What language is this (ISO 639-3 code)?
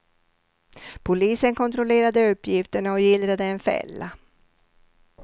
swe